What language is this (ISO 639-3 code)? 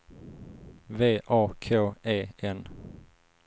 swe